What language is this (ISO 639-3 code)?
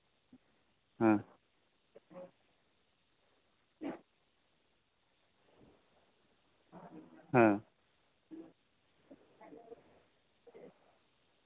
sat